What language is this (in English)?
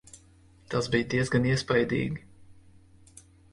Latvian